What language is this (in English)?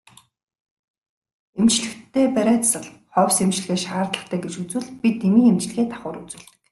Mongolian